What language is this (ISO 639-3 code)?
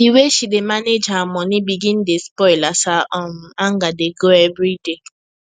pcm